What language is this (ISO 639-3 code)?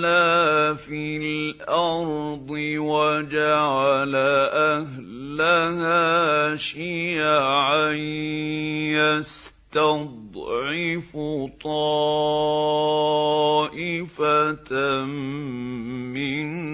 ara